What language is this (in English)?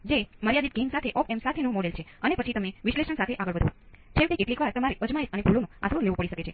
Gujarati